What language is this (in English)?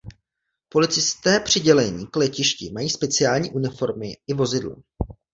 Czech